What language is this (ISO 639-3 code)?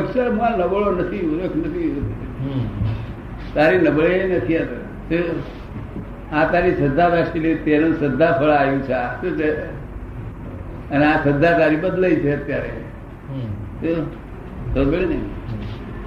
guj